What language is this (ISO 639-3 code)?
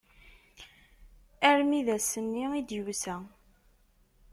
kab